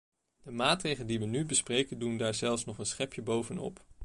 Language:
Dutch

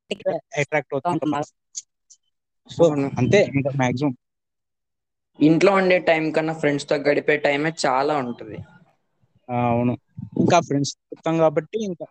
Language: Telugu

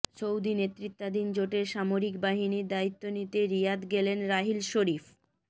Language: Bangla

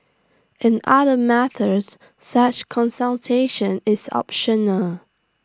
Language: English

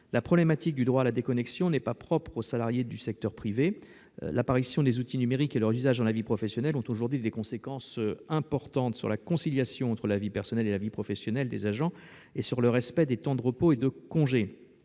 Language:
French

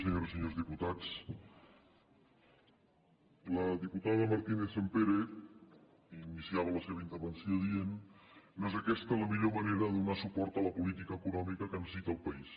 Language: Catalan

